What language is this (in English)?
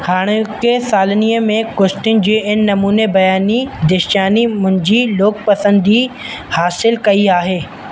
Sindhi